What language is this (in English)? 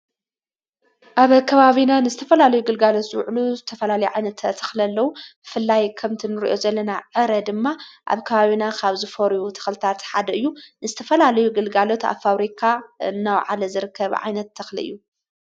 Tigrinya